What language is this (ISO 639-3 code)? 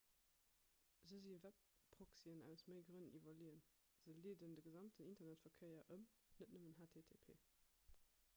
ltz